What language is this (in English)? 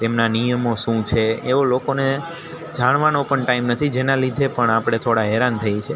Gujarati